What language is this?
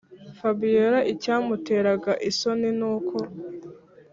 Kinyarwanda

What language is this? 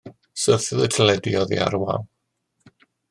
Welsh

